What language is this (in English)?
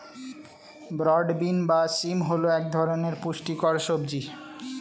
Bangla